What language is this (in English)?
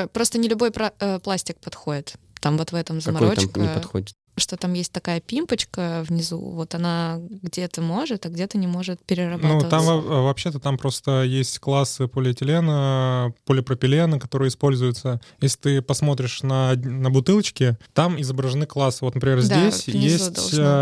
Russian